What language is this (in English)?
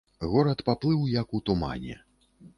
Belarusian